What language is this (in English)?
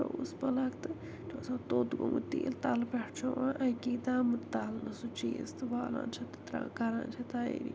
Kashmiri